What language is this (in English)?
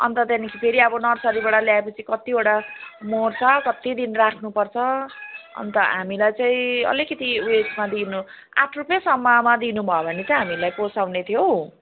Nepali